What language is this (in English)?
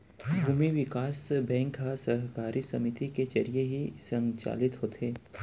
Chhattisgarhi